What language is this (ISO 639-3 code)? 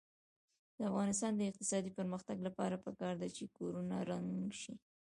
pus